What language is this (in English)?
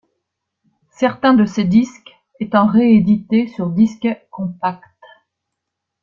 French